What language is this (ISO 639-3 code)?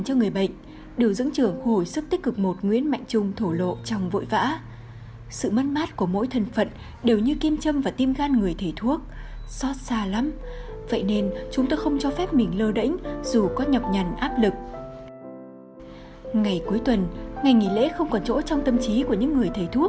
vie